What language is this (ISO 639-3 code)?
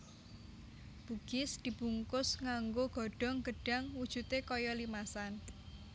jav